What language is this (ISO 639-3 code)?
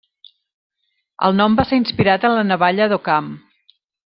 cat